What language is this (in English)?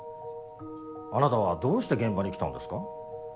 Japanese